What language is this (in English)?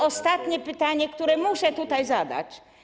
Polish